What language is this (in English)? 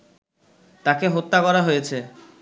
Bangla